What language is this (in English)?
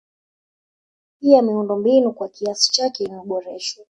Swahili